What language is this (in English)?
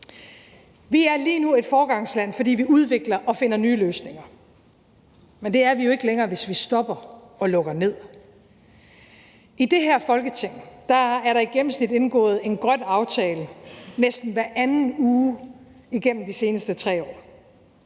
Danish